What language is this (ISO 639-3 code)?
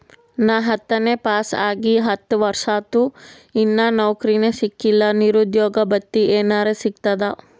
kan